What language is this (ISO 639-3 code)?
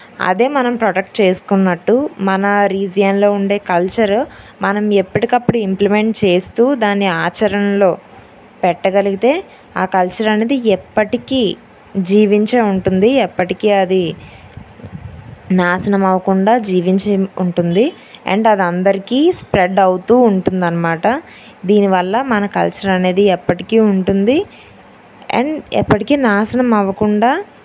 tel